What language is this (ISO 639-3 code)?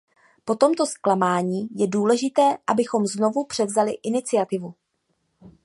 ces